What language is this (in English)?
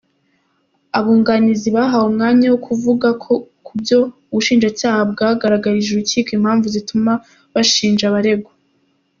Kinyarwanda